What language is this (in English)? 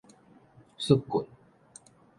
Min Nan Chinese